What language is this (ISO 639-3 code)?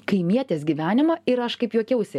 lit